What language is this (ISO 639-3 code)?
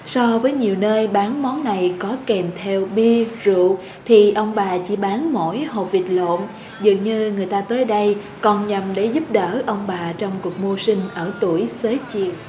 vie